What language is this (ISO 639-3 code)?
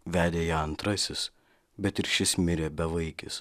lit